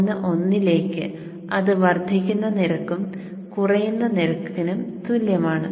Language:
Malayalam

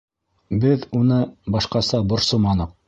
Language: Bashkir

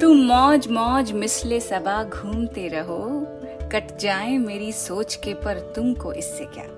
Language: Hindi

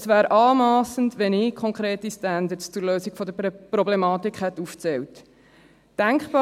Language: Swiss German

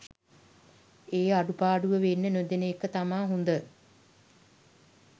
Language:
Sinhala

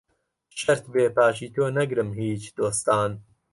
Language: Central Kurdish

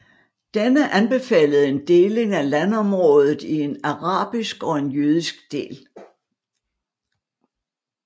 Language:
Danish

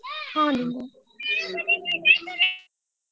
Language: Odia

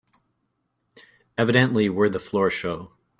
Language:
English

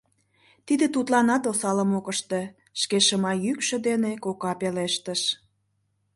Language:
Mari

